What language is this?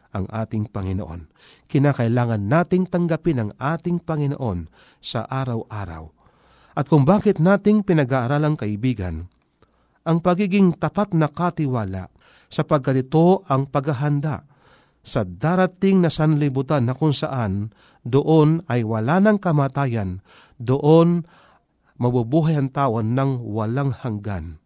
Filipino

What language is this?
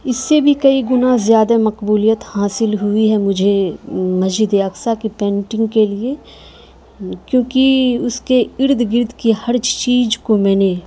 Urdu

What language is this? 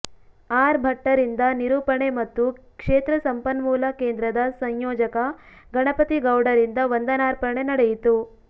Kannada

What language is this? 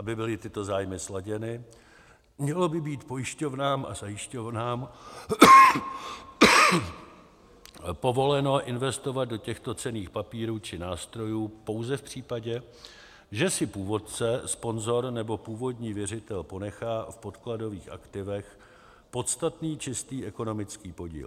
Czech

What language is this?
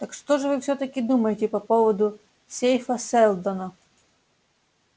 Russian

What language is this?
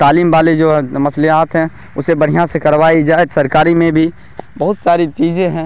Urdu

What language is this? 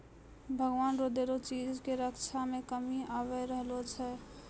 Maithili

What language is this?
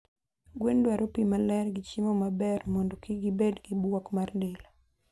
Luo (Kenya and Tanzania)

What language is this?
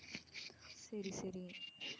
Tamil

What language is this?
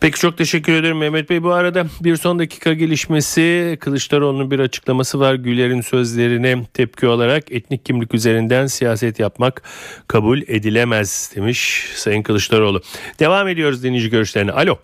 Turkish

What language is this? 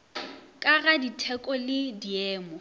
Northern Sotho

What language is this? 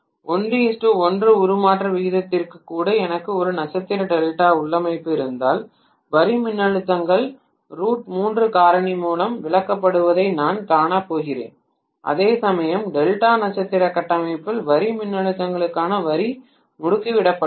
Tamil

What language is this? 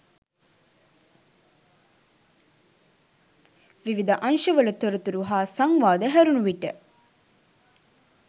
Sinhala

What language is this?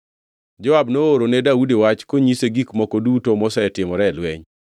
Luo (Kenya and Tanzania)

